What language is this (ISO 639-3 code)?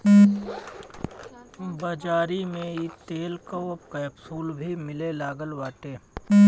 bho